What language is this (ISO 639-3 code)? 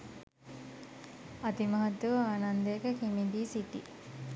sin